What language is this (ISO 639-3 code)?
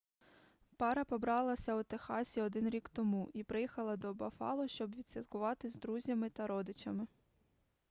ukr